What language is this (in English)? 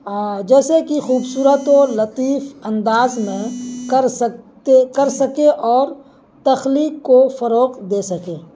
Urdu